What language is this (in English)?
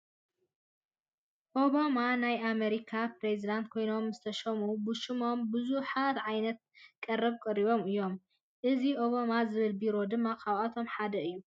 Tigrinya